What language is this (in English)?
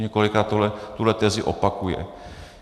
Czech